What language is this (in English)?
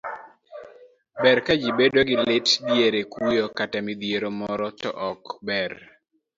Luo (Kenya and Tanzania)